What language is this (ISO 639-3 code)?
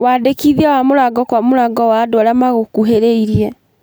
kik